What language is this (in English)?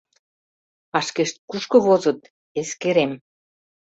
Mari